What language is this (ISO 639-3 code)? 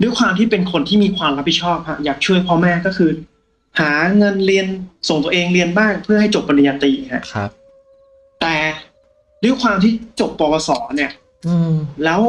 tha